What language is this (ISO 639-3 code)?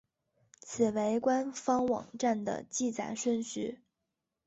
zho